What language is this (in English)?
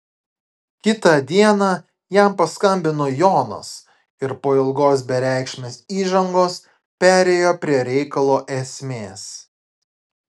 Lithuanian